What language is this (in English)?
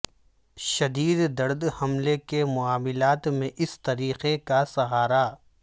Urdu